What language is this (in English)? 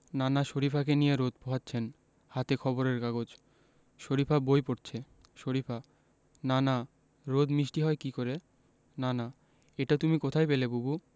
Bangla